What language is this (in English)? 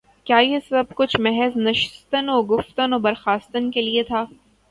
Urdu